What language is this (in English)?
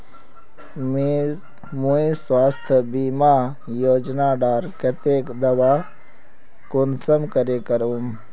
Magahi